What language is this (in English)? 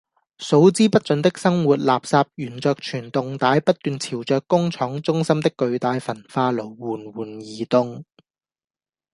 Cantonese